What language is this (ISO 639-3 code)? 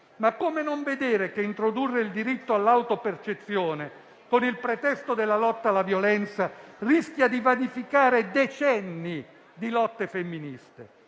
ita